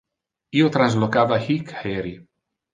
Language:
Interlingua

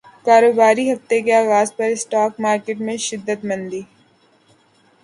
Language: Urdu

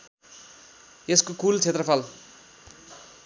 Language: Nepali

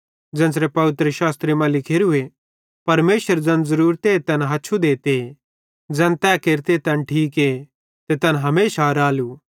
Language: Bhadrawahi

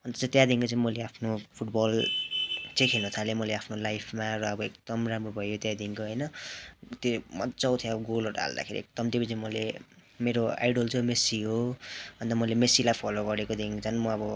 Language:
Nepali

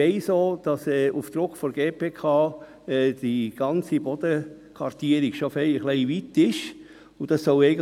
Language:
Swiss German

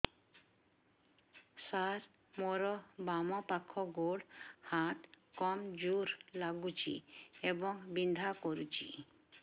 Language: Odia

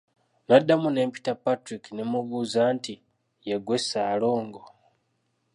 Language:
Ganda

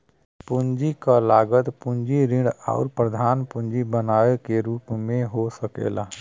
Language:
Bhojpuri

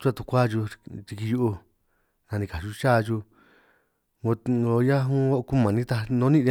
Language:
San Martín Itunyoso Triqui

